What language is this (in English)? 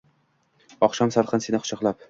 Uzbek